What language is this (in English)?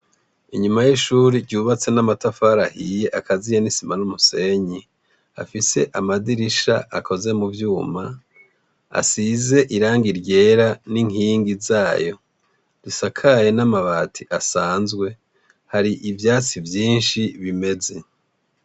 Rundi